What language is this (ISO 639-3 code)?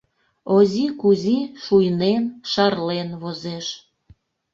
chm